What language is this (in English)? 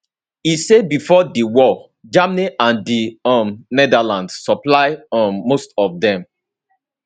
Nigerian Pidgin